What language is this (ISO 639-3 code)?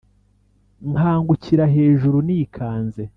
kin